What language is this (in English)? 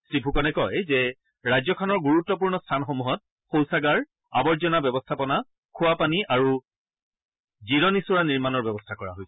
Assamese